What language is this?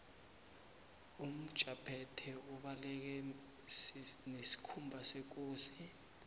South Ndebele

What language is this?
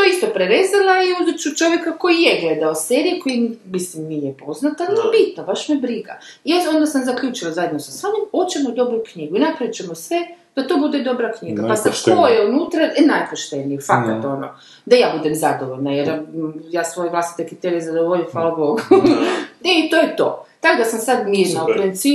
Croatian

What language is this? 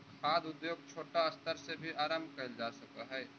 Magahi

